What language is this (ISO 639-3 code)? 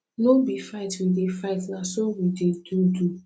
pcm